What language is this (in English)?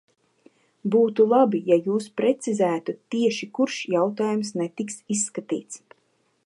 Latvian